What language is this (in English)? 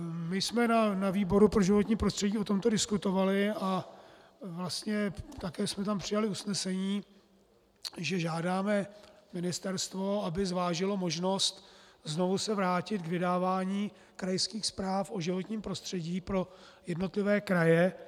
Czech